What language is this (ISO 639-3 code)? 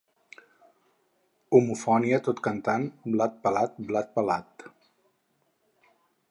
cat